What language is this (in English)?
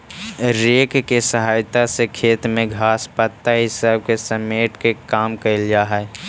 Magahi